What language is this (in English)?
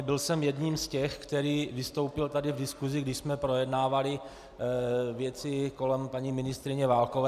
Czech